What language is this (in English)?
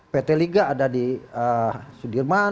Indonesian